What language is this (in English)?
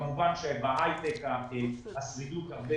Hebrew